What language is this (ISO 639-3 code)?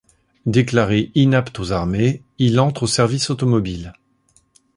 fra